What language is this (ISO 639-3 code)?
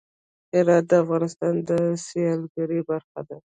pus